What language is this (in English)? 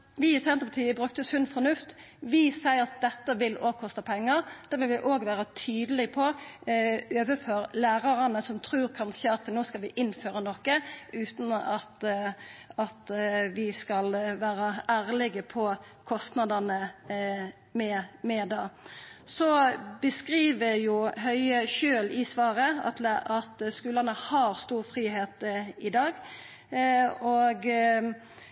Norwegian Nynorsk